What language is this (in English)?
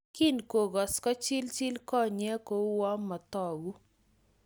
Kalenjin